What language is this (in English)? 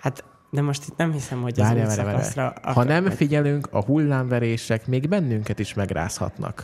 Hungarian